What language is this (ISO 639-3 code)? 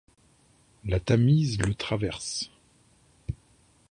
fra